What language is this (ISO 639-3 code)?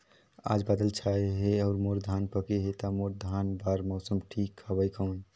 hne